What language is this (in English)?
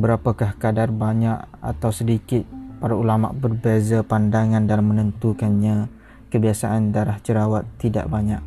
Malay